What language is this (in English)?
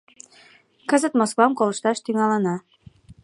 Mari